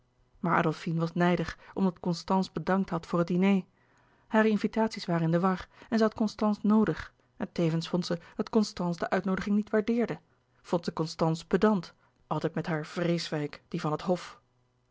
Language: Dutch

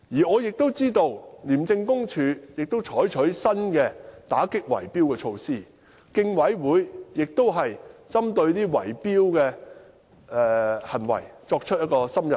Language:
Cantonese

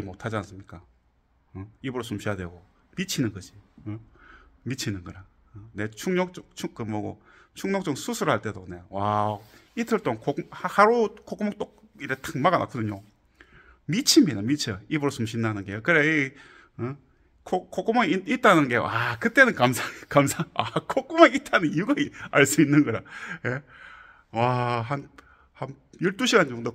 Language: Korean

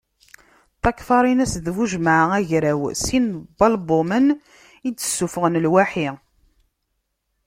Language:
Kabyle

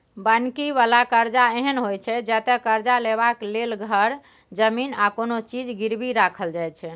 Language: Maithili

